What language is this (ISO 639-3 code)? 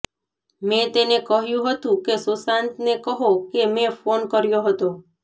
guj